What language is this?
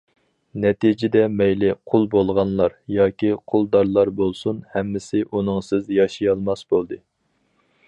Uyghur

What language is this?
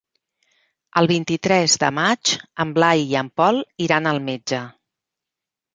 Catalan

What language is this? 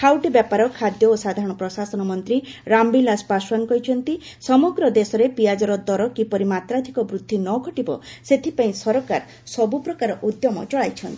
Odia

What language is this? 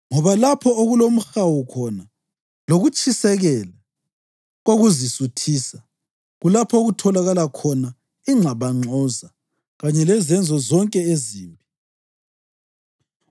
North Ndebele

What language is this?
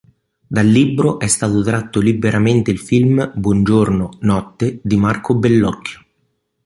Italian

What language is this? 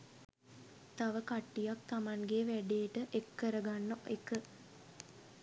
Sinhala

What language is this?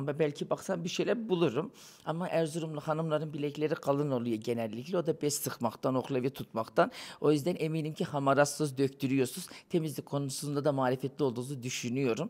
Turkish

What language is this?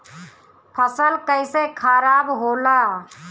Bhojpuri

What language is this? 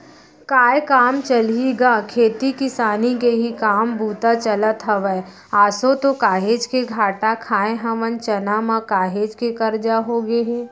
Chhattisgarhi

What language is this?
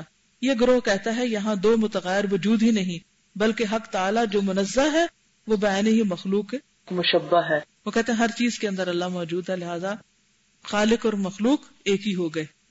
Urdu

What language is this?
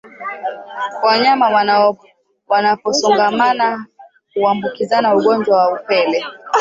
Swahili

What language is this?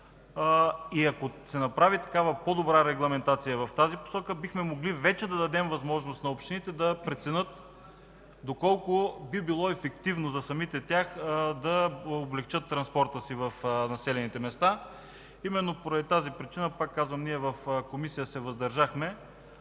Bulgarian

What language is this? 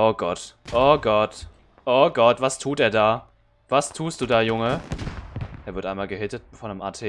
German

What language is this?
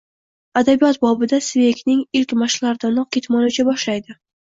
Uzbek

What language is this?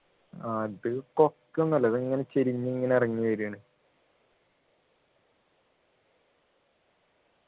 Malayalam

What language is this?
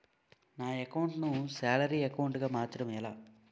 Telugu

